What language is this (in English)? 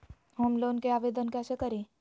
Magahi